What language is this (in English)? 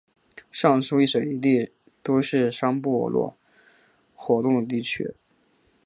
Chinese